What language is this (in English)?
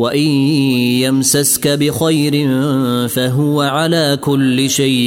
Arabic